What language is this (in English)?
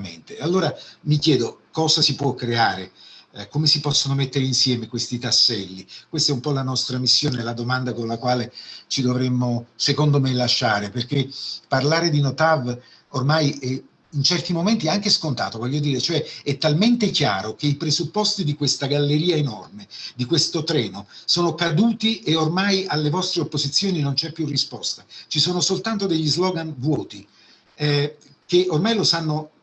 Italian